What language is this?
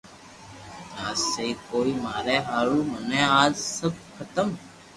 Loarki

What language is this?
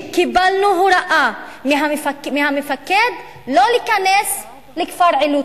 Hebrew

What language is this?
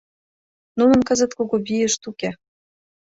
Mari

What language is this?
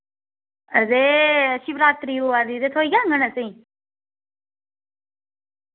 Dogri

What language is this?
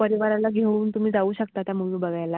Marathi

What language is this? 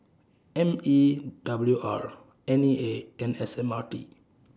English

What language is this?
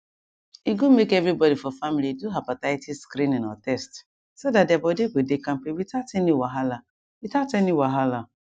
Nigerian Pidgin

